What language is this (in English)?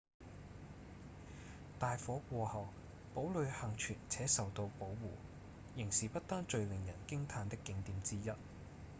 Cantonese